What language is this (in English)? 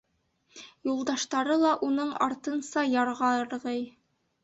Bashkir